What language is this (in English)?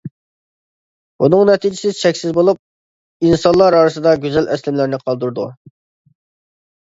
Uyghur